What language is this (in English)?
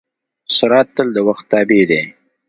Pashto